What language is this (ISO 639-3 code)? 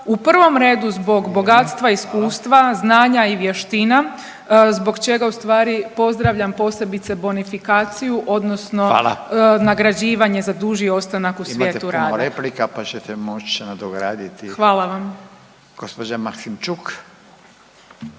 hrv